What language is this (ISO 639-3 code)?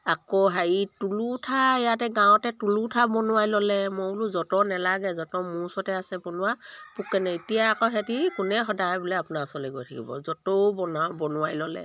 asm